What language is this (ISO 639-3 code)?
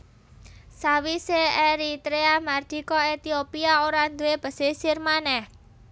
jav